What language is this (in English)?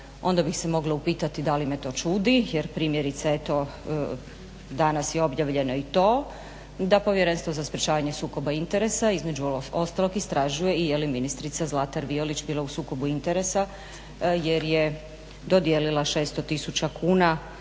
Croatian